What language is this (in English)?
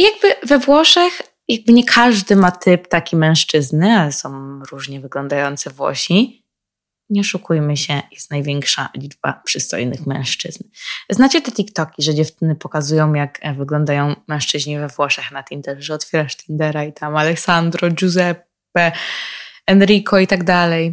Polish